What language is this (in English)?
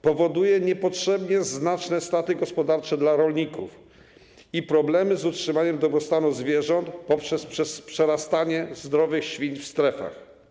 Polish